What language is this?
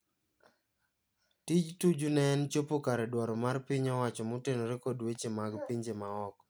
Luo (Kenya and Tanzania)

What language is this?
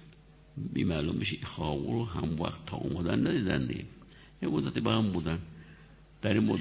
Persian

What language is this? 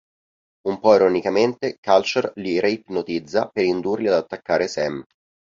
Italian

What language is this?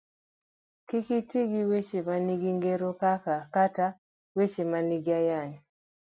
Luo (Kenya and Tanzania)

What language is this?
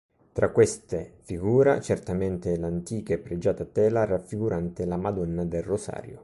Italian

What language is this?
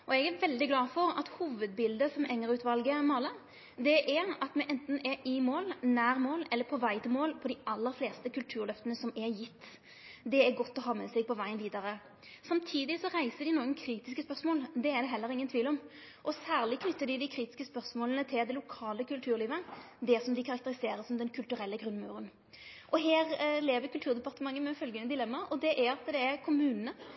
Norwegian Nynorsk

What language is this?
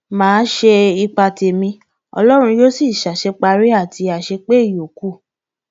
Yoruba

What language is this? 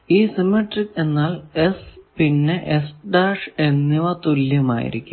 Malayalam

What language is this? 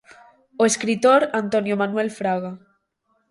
Galician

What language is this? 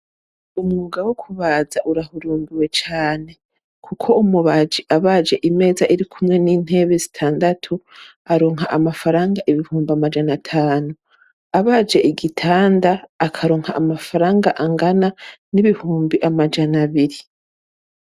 Rundi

